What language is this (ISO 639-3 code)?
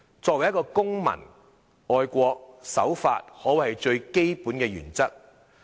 yue